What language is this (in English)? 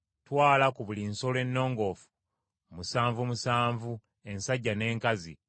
Ganda